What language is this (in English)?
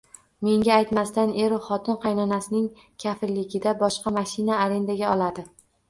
Uzbek